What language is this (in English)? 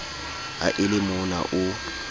Southern Sotho